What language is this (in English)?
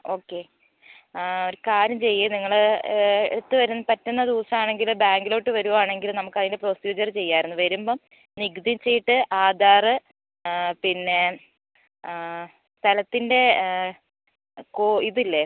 Malayalam